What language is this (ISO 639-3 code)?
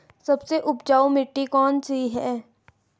hin